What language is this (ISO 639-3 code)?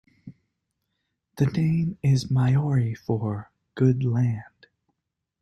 eng